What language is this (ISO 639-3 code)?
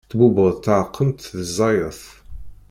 kab